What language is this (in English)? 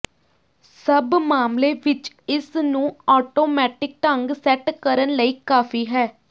Punjabi